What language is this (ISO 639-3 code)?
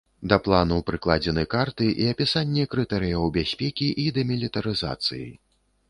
bel